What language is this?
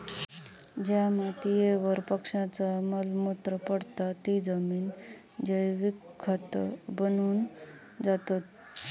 Marathi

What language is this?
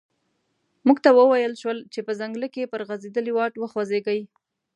Pashto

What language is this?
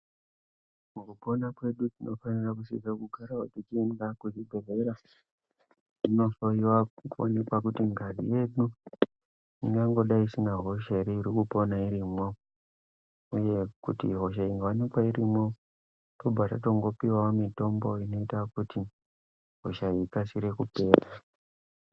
Ndau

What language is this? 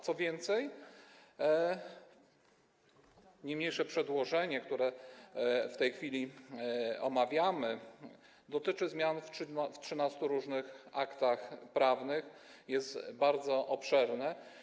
Polish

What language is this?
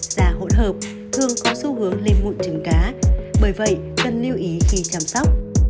Vietnamese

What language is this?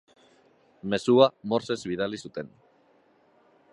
Basque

